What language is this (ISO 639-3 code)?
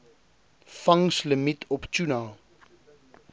afr